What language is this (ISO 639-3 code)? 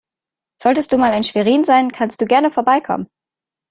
deu